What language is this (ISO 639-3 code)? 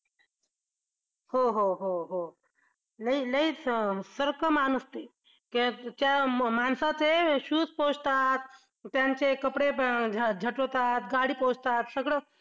mar